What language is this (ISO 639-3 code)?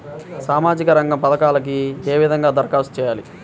tel